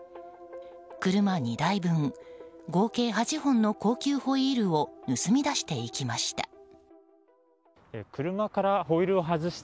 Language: Japanese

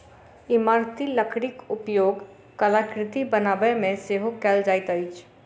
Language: Maithili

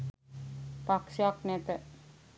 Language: Sinhala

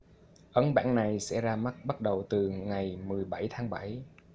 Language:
Vietnamese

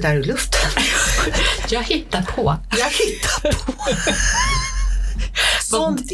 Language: Swedish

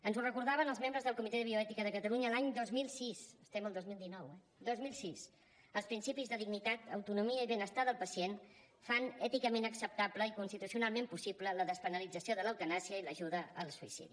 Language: Catalan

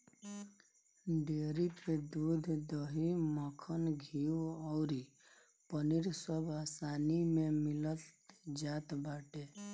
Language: Bhojpuri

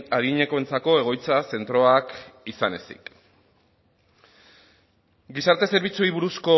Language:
Basque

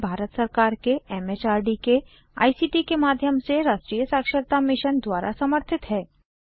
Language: Hindi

